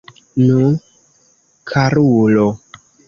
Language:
Esperanto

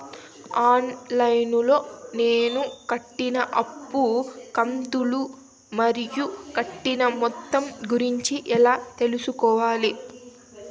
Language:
Telugu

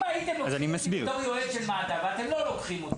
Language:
Hebrew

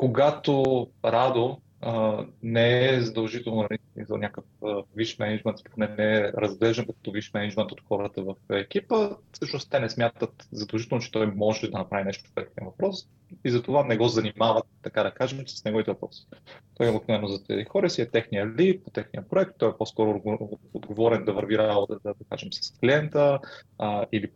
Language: Bulgarian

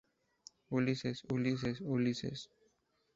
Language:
Spanish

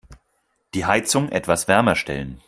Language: German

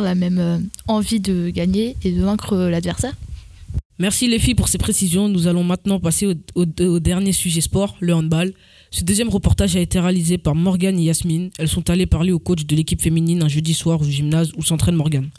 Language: French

